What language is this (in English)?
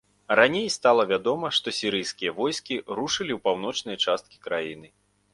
Belarusian